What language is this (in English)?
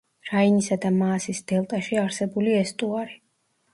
Georgian